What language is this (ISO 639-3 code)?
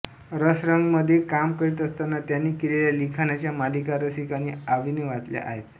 mar